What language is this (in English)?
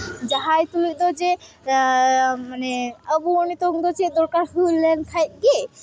Santali